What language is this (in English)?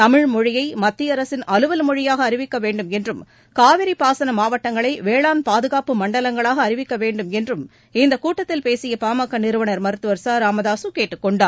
Tamil